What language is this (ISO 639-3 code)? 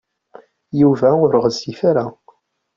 kab